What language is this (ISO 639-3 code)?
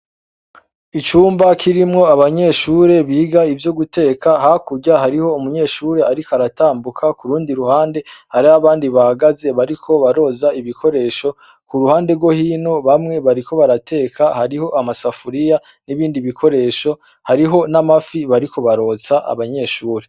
run